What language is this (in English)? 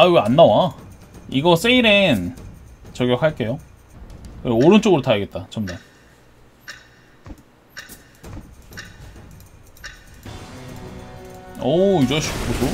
Korean